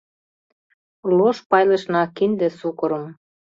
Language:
Mari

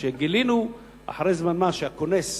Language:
Hebrew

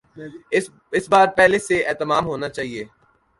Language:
Urdu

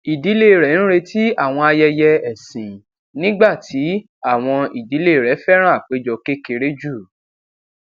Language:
Yoruba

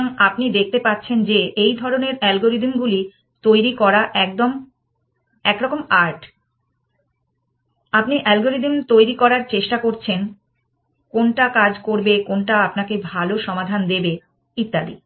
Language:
Bangla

